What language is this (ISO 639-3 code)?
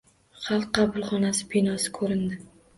uzb